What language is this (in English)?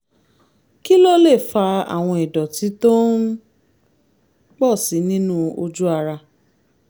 Yoruba